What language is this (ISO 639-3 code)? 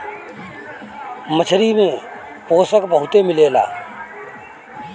bho